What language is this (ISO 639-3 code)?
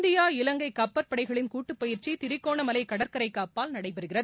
tam